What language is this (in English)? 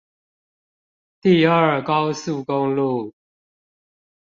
Chinese